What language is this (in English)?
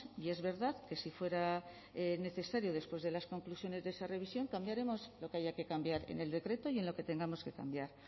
Spanish